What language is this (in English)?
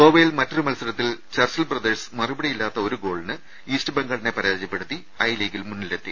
Malayalam